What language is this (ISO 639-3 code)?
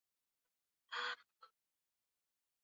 swa